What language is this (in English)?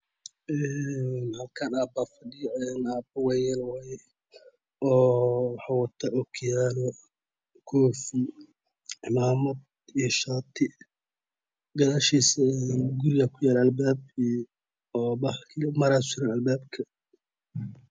Somali